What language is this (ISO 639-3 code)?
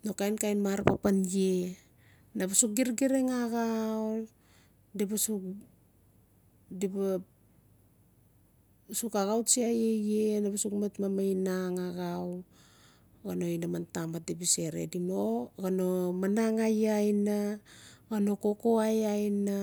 ncf